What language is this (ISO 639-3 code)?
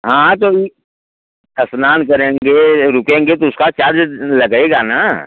hin